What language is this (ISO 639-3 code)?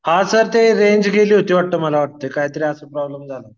mar